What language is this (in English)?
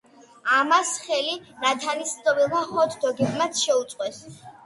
Georgian